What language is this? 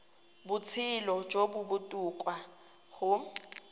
Tswana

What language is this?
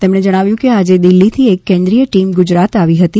Gujarati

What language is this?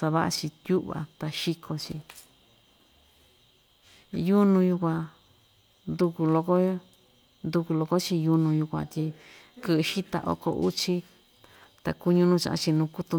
Ixtayutla Mixtec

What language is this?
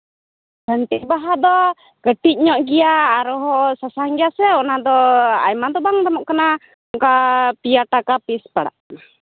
Santali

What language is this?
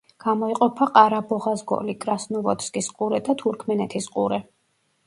Georgian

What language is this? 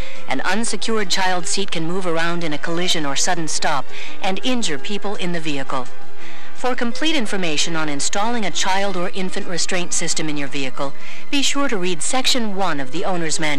English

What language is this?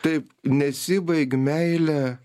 Lithuanian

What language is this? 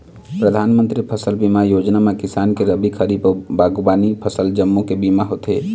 Chhattisgarhi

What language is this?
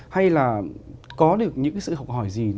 Vietnamese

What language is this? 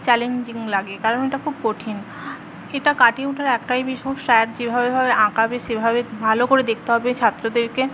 Bangla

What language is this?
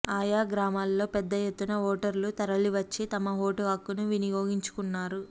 Telugu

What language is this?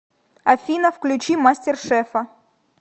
Russian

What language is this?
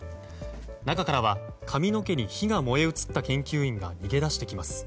Japanese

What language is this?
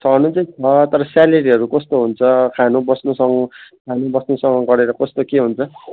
Nepali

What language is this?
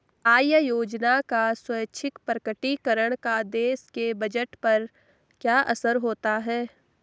Hindi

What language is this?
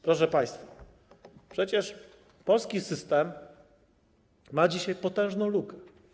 Polish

